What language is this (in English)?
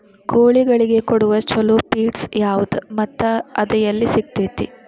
Kannada